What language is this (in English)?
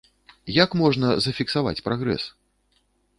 Belarusian